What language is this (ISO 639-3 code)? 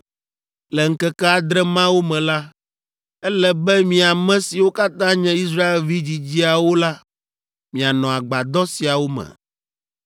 ewe